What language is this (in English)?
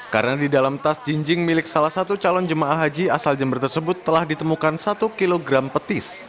Indonesian